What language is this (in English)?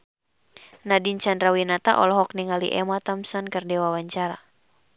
Sundanese